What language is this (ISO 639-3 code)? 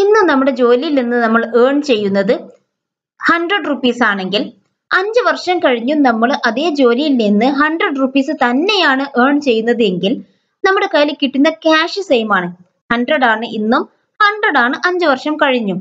mal